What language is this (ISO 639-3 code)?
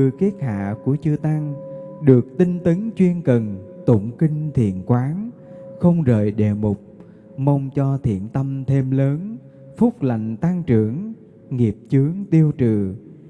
vie